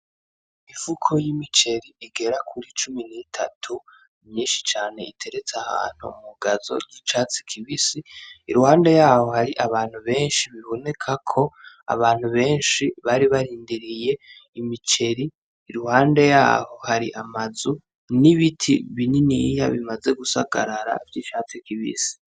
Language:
Rundi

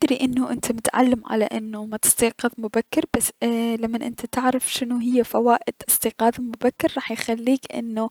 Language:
Mesopotamian Arabic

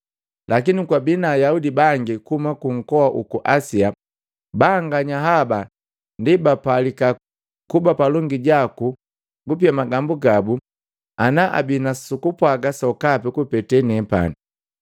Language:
Matengo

